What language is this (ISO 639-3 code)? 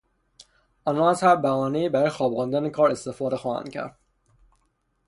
fas